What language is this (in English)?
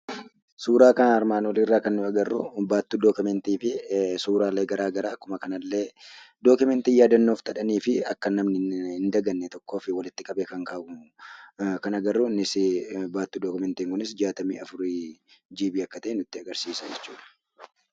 Oromo